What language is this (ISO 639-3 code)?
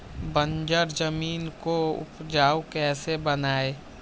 mag